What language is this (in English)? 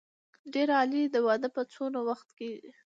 Pashto